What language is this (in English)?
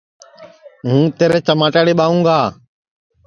Sansi